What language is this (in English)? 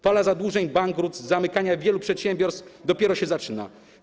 Polish